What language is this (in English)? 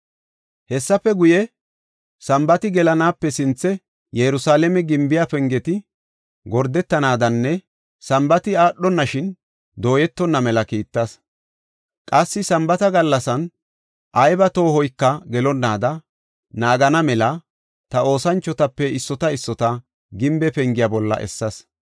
Gofa